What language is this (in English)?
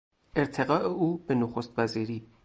Persian